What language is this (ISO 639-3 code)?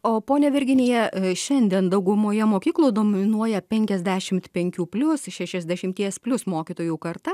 lit